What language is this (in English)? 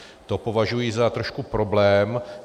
Czech